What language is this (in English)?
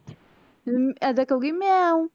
Punjabi